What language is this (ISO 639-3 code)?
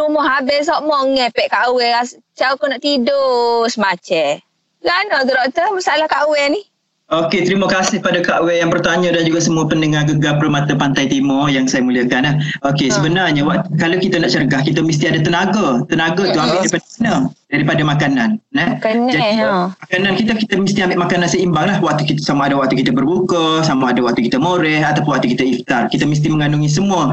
msa